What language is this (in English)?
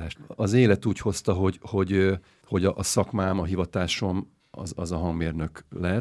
Hungarian